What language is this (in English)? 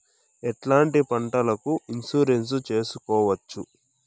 Telugu